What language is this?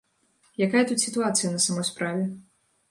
Belarusian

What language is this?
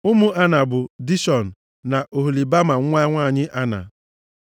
Igbo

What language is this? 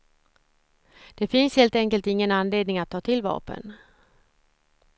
Swedish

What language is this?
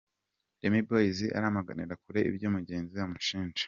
Kinyarwanda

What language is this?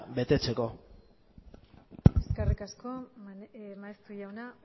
Basque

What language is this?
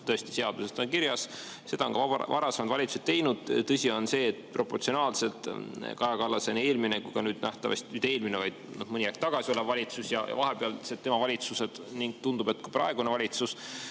Estonian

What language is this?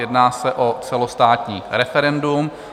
Czech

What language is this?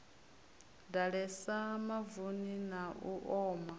Venda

